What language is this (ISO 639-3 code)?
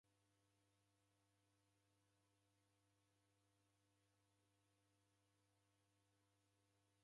dav